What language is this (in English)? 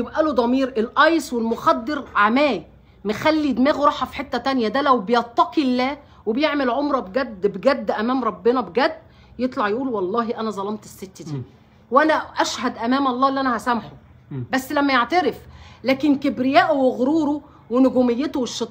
Arabic